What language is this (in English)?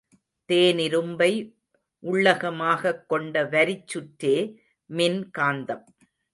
Tamil